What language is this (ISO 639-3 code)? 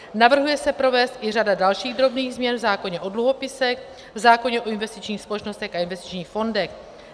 ces